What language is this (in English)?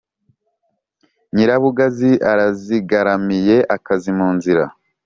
Kinyarwanda